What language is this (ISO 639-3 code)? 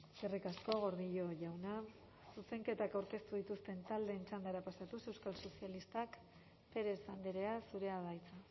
eus